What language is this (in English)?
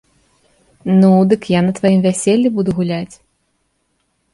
Belarusian